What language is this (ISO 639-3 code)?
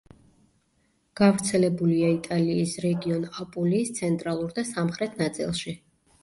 kat